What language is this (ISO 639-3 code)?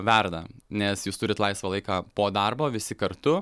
lit